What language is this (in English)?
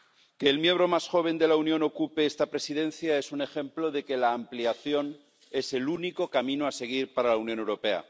Spanish